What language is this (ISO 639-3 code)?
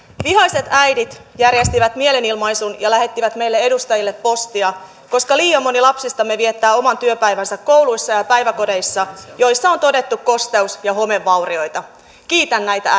fin